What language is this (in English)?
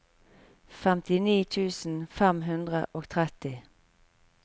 Norwegian